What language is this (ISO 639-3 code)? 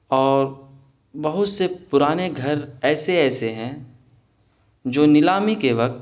urd